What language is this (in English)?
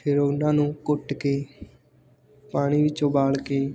Punjabi